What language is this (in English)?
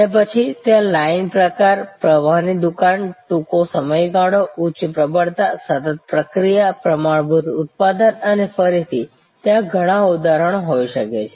Gujarati